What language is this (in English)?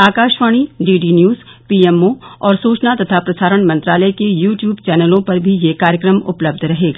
Hindi